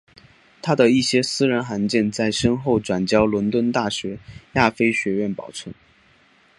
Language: Chinese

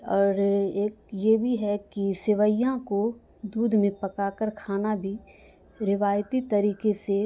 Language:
Urdu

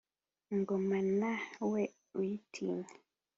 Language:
Kinyarwanda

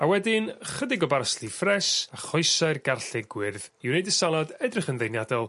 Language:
Welsh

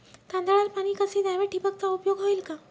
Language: Marathi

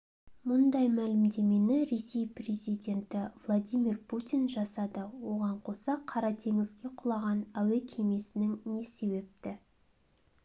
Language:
Kazakh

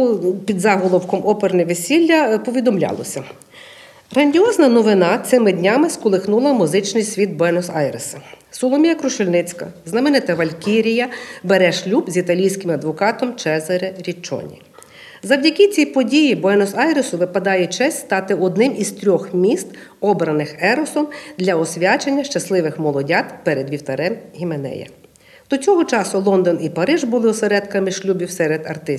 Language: Ukrainian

